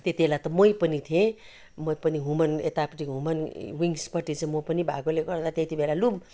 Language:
Nepali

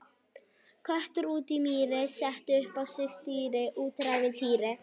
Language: Icelandic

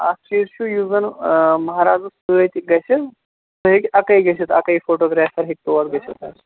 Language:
Kashmiri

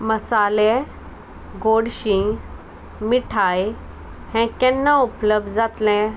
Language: Konkani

